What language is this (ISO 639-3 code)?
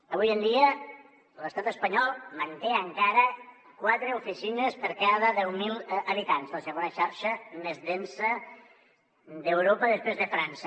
cat